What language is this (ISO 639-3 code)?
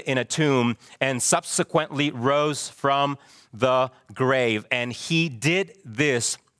eng